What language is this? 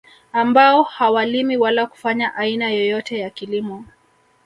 Swahili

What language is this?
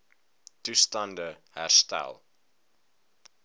Afrikaans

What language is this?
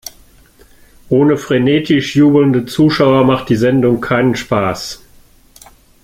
German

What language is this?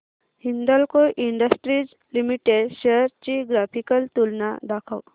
Marathi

